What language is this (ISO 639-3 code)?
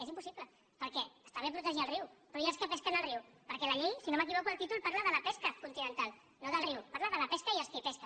cat